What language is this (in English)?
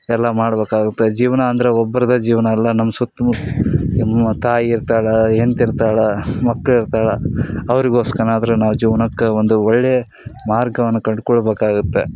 Kannada